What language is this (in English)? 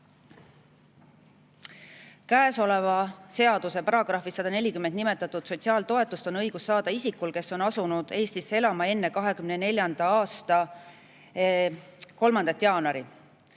Estonian